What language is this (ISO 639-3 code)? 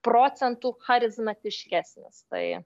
lit